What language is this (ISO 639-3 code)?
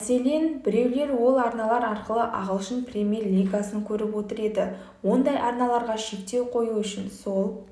kaz